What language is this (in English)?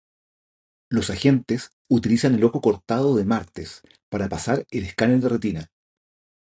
Spanish